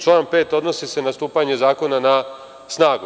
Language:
Serbian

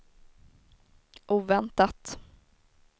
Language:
Swedish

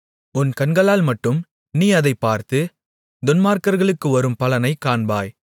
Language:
Tamil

